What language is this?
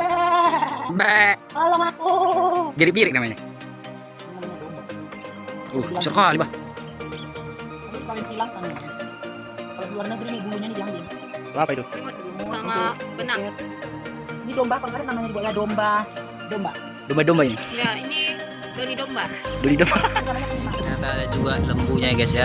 Indonesian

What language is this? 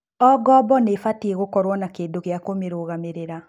Kikuyu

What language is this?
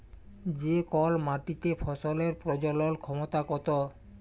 Bangla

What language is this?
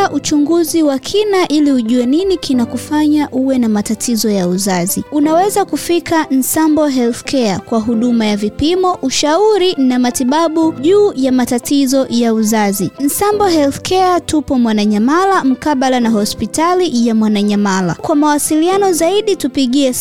Swahili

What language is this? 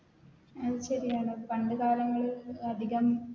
Malayalam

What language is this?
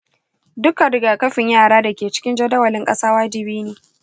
Hausa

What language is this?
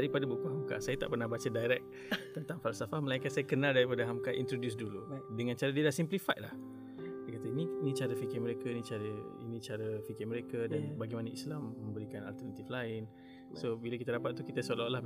Malay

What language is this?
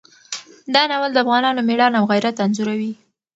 Pashto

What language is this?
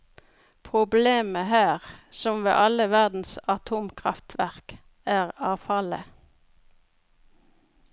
Norwegian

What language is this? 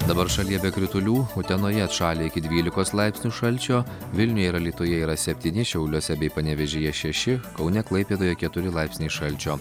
Lithuanian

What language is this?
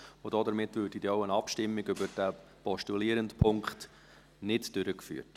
Swiss German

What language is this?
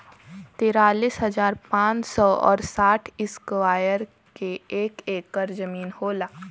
Bhojpuri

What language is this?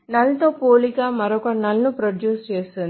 Telugu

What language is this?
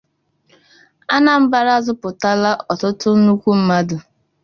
Igbo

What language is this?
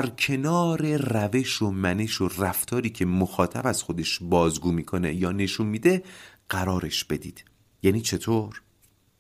Persian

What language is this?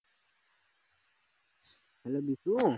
Bangla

